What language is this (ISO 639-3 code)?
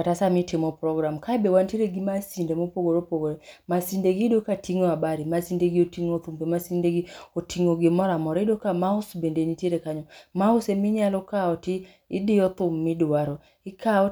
luo